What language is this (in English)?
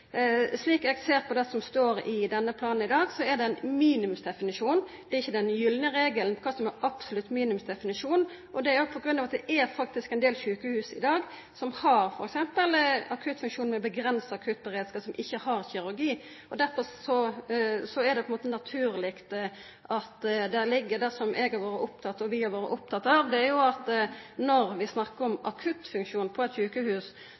Norwegian Nynorsk